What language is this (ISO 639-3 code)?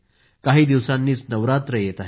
mar